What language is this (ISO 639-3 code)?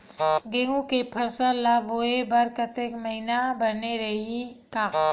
hne